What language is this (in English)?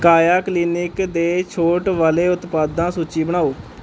Punjabi